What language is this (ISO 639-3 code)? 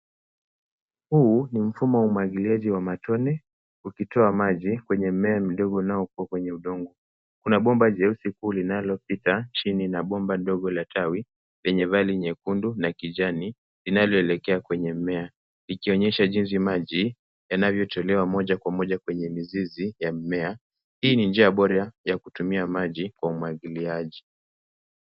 swa